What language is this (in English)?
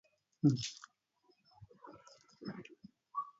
Arabic